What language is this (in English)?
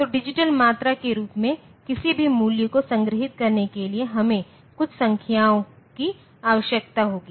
Hindi